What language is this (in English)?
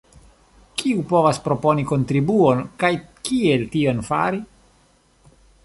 Esperanto